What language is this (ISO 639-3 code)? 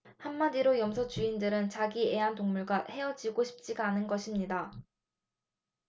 kor